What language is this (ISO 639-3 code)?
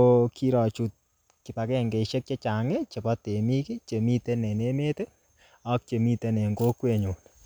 kln